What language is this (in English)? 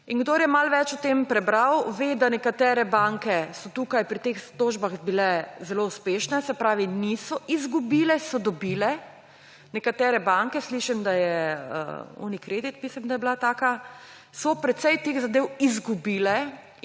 Slovenian